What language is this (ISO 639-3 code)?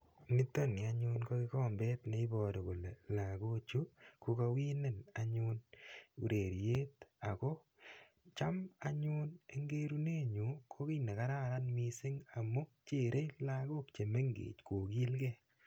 kln